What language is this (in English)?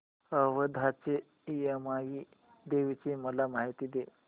Marathi